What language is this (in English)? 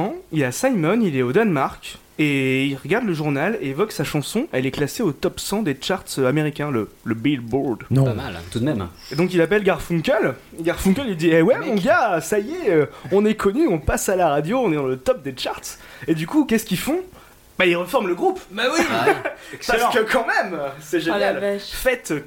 French